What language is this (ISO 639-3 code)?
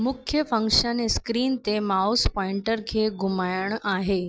snd